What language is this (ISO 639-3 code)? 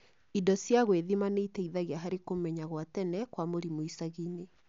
kik